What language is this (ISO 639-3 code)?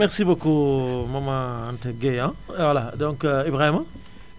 wol